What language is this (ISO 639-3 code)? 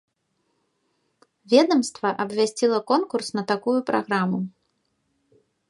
bel